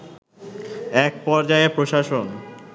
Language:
Bangla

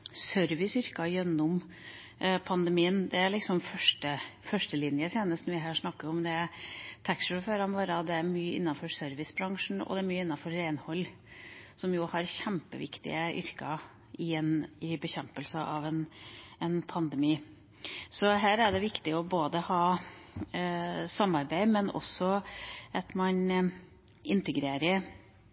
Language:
Norwegian Bokmål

